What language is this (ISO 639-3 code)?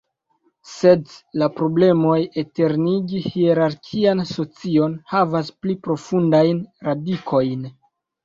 epo